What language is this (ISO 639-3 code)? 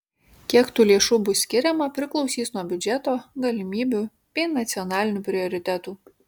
lit